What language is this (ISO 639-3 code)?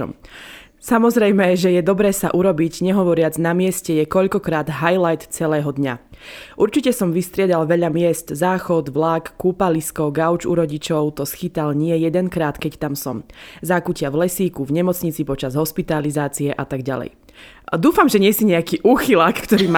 slk